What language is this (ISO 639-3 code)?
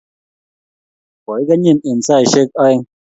kln